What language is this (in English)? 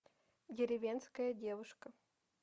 Russian